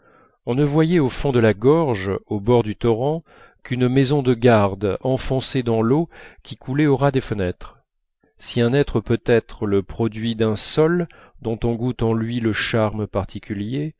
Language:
French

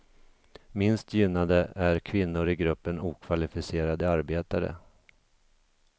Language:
Swedish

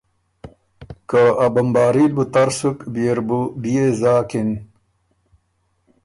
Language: Ormuri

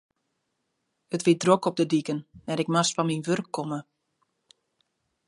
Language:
Western Frisian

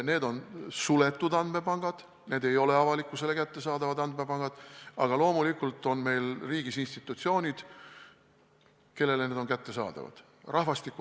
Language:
Estonian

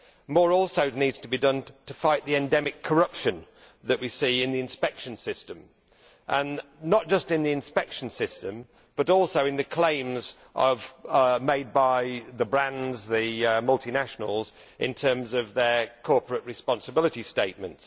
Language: English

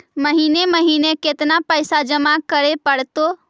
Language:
Magahi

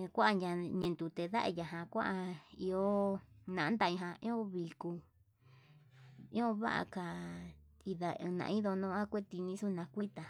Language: Yutanduchi Mixtec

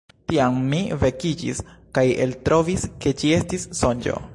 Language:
Esperanto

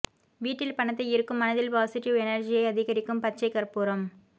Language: Tamil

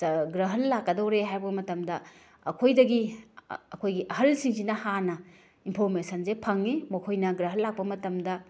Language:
Manipuri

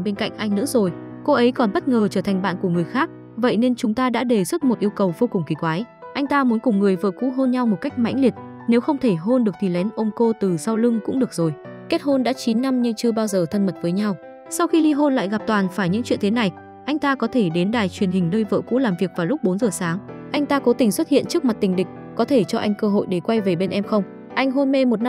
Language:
Vietnamese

